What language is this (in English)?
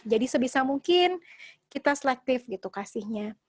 Indonesian